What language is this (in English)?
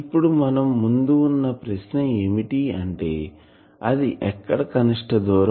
Telugu